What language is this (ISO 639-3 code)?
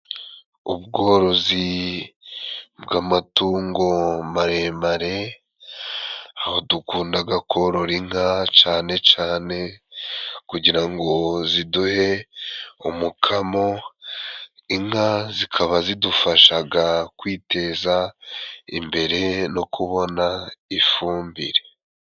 kin